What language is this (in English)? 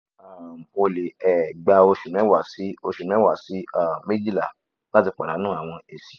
Yoruba